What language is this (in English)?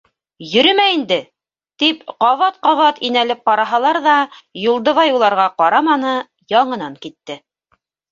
Bashkir